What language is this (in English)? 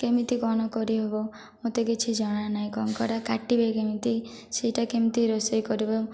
Odia